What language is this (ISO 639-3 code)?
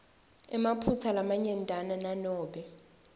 ssw